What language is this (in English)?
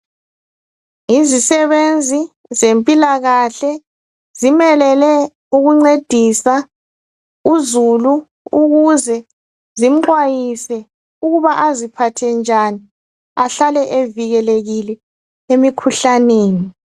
North Ndebele